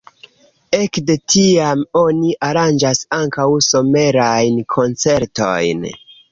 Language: Esperanto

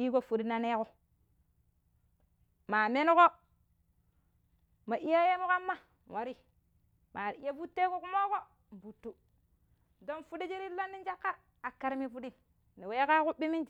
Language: Pero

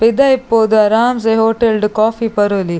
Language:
Tulu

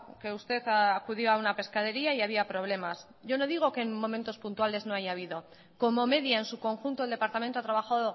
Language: Spanish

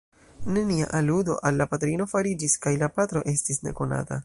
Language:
Esperanto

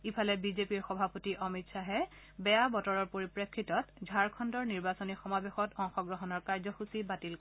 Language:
Assamese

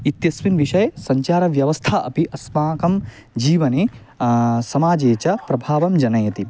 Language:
Sanskrit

